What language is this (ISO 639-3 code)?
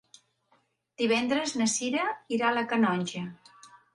cat